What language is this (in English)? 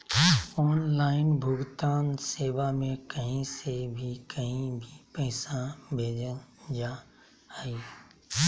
Magahi